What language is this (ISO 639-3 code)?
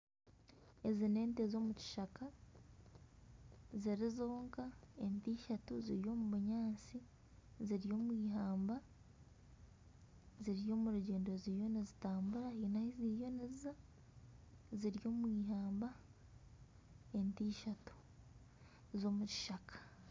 nyn